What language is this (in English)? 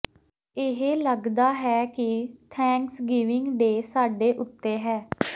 Punjabi